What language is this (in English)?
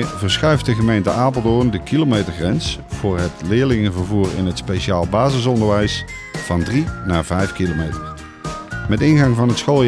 Dutch